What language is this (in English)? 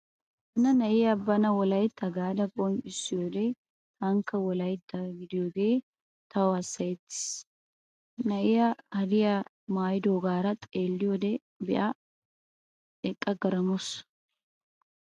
Wolaytta